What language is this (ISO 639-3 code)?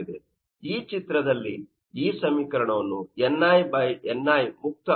kan